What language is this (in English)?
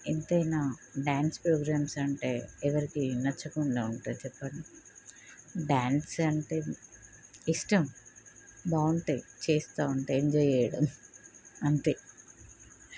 Telugu